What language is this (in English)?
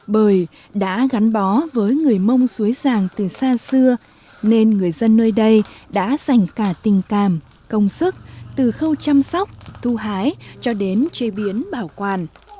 Vietnamese